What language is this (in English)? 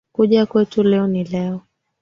Swahili